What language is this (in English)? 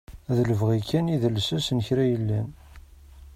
Kabyle